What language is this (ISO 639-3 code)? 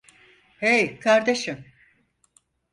tur